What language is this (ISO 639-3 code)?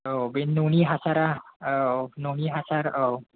brx